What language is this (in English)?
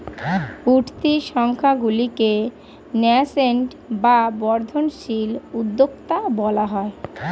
Bangla